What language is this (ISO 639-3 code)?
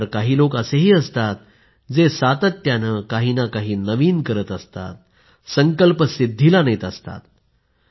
mar